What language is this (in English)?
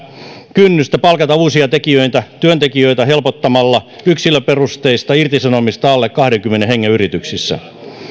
Finnish